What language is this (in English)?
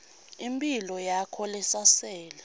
Swati